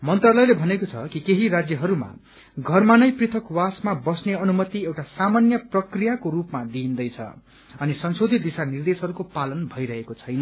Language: Nepali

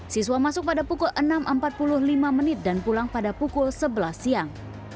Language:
Indonesian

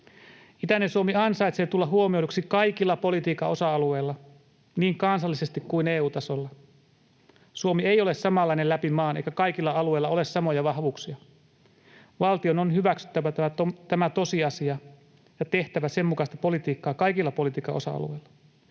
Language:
Finnish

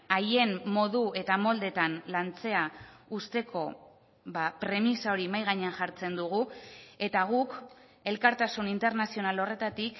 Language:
Basque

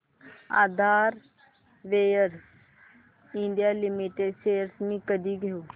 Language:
Marathi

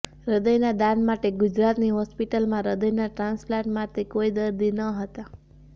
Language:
Gujarati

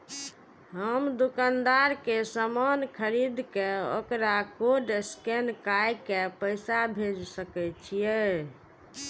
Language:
Maithili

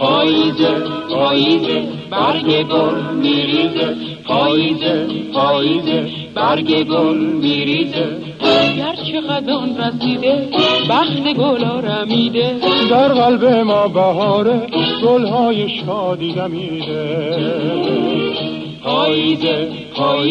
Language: Persian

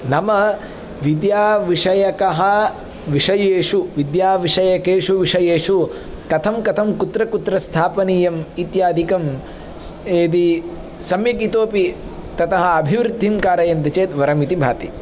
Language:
Sanskrit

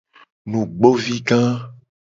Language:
Gen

